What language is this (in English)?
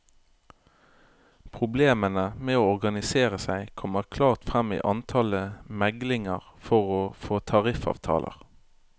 Norwegian